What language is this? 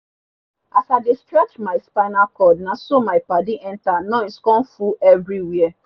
Nigerian Pidgin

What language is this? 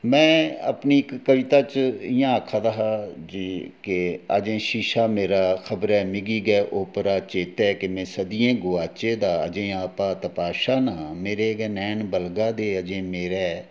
Dogri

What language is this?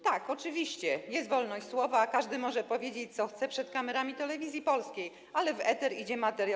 Polish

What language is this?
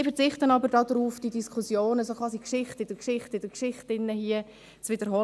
Swiss German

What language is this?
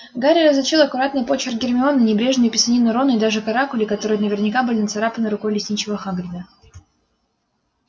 Russian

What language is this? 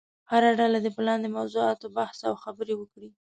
Pashto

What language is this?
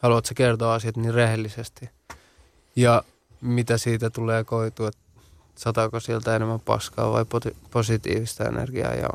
Finnish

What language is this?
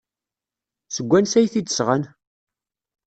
Kabyle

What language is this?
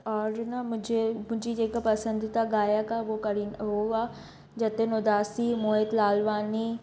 Sindhi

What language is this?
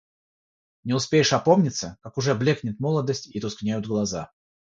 Russian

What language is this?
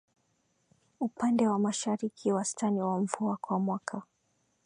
Swahili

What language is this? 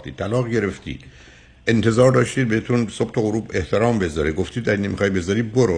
Persian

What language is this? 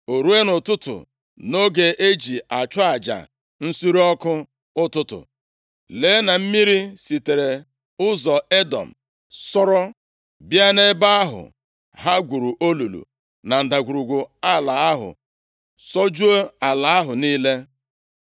Igbo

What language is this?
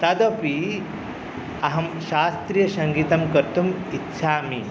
Sanskrit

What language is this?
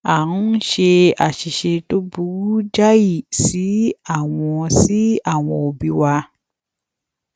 Yoruba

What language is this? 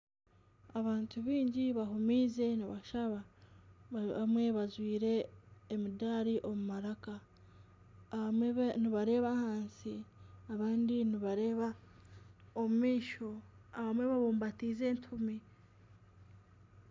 Nyankole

